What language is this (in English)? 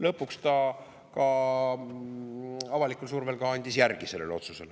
Estonian